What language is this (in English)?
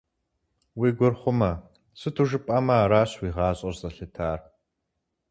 Kabardian